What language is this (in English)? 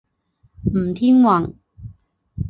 Chinese